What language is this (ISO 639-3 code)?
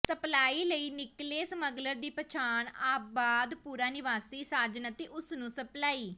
pan